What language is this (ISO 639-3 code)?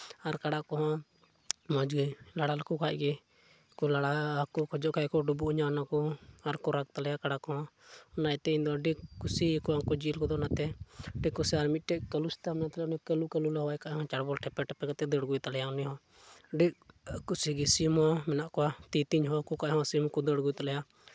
sat